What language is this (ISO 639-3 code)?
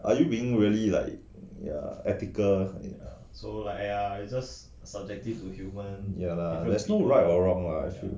eng